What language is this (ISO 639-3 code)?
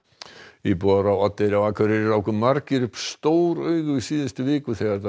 isl